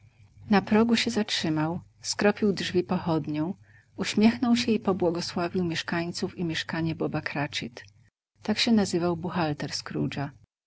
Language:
Polish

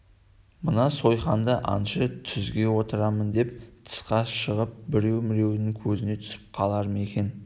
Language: Kazakh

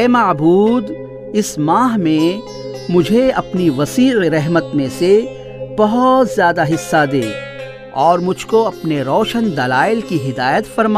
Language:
Urdu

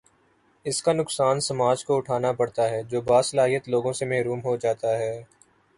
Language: Urdu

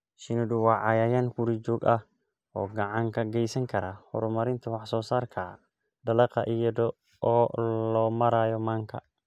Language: Somali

